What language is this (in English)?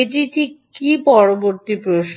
Bangla